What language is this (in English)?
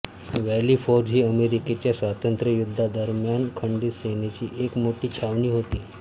Marathi